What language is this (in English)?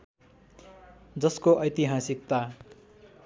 Nepali